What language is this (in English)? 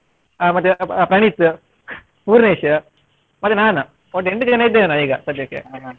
Kannada